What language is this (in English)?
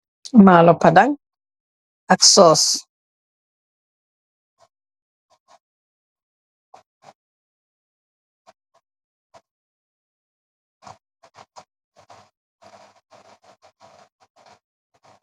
Wolof